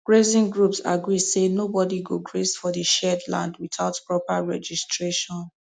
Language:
Nigerian Pidgin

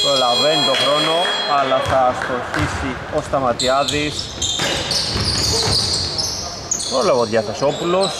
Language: Greek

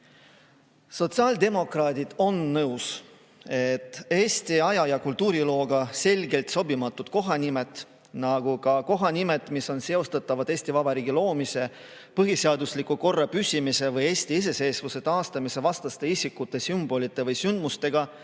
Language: Estonian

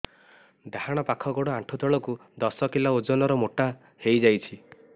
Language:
Odia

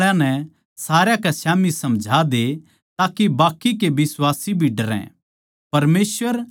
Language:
Haryanvi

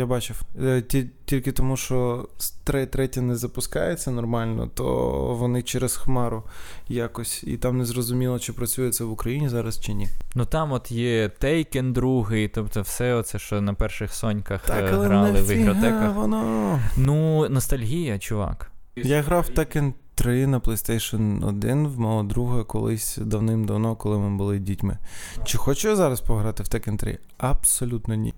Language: Ukrainian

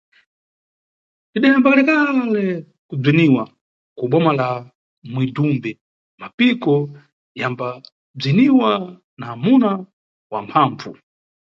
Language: Nyungwe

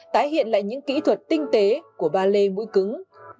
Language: Vietnamese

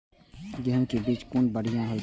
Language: Maithili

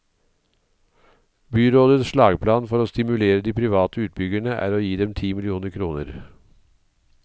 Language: Norwegian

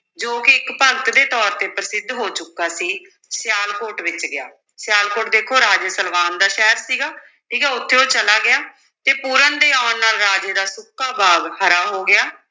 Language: Punjabi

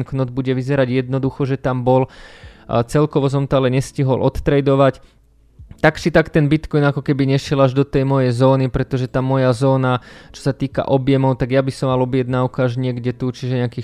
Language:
Slovak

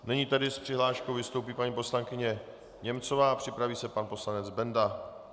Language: Czech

